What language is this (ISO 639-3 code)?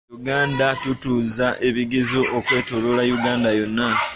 lug